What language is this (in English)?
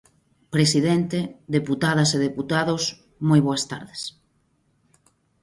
Galician